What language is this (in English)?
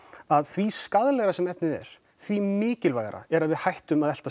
Icelandic